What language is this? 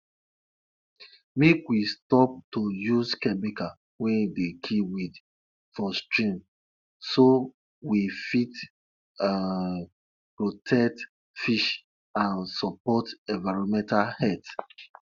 Nigerian Pidgin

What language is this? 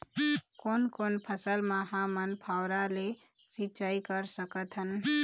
Chhattisgarhi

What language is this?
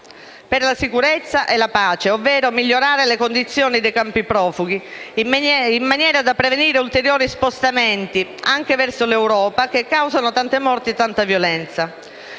Italian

